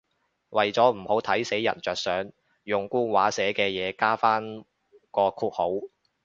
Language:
Cantonese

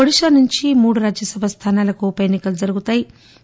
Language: Telugu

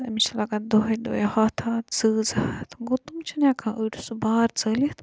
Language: Kashmiri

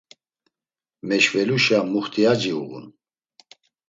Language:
Laz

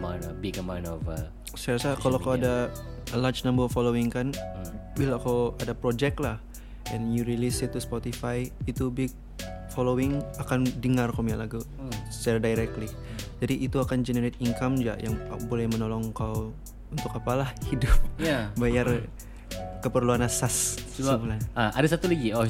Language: Malay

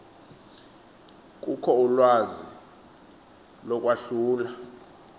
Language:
Xhosa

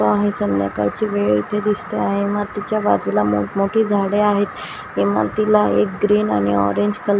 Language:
Marathi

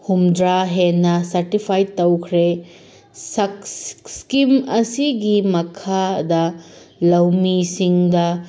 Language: Manipuri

